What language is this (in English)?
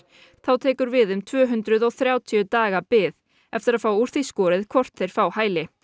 Icelandic